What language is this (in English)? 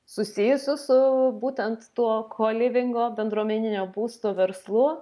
Lithuanian